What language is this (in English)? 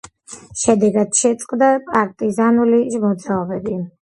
Georgian